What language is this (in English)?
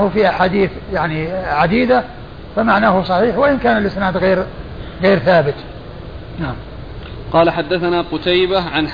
Arabic